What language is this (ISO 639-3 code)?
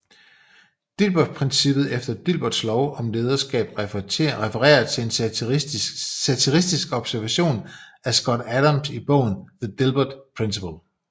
dan